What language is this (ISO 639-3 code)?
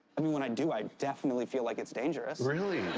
eng